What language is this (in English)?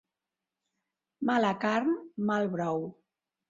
Catalan